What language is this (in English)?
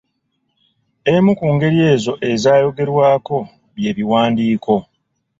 Ganda